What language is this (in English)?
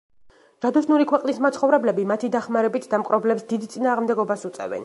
Georgian